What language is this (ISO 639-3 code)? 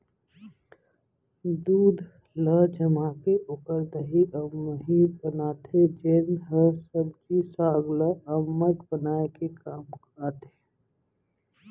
hne